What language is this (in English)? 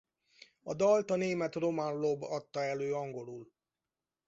Hungarian